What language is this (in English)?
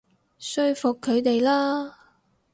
Cantonese